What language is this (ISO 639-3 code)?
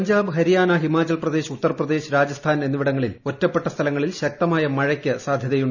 mal